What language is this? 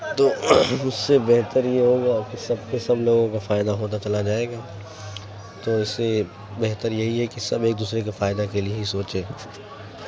Urdu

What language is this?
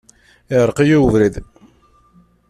Kabyle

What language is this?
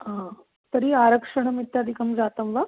Sanskrit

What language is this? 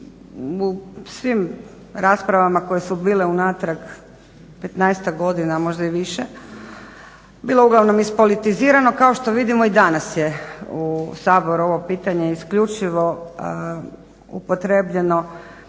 Croatian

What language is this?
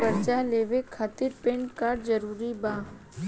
Bhojpuri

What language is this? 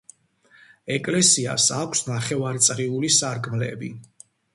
Georgian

